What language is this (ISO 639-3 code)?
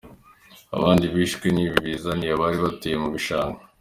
kin